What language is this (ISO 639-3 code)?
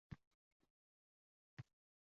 uzb